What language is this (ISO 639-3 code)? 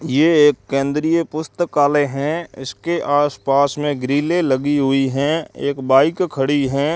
hin